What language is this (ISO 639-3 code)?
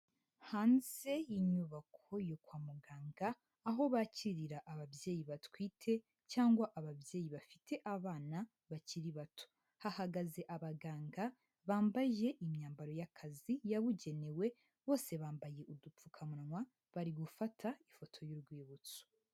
kin